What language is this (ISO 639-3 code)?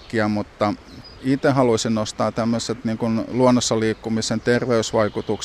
fin